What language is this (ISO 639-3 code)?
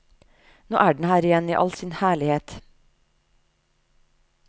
nor